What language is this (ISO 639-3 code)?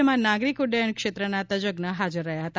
guj